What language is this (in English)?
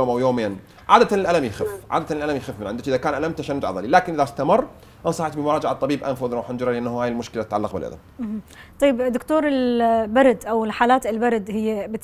Arabic